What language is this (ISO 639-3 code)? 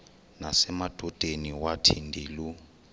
xho